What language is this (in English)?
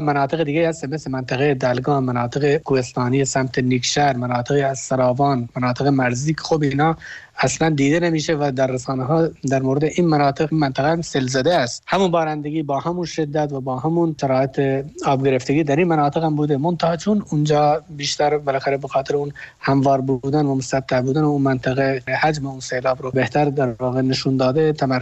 Persian